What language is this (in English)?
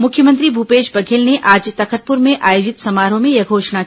Hindi